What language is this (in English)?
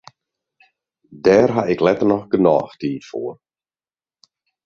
Western Frisian